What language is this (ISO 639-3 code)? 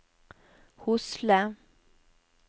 nor